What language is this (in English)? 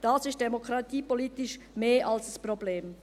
Swiss German